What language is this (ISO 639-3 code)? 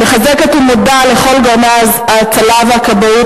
heb